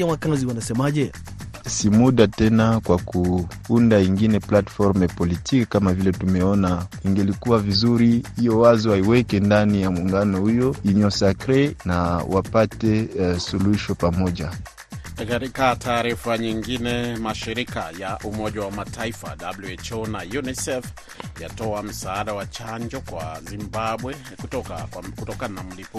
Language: Swahili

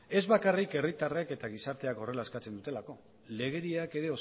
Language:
Basque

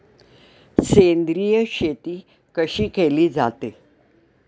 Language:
Marathi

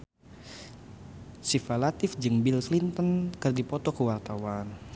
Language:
Sundanese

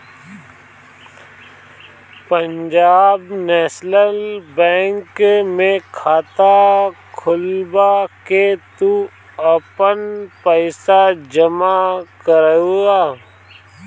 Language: Bhojpuri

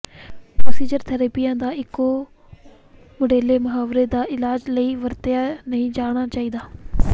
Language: Punjabi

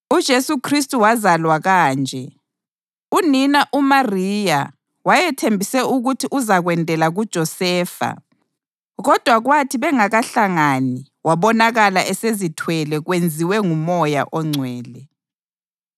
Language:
North Ndebele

